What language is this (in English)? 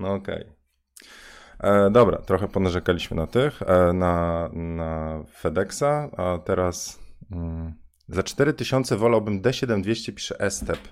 Polish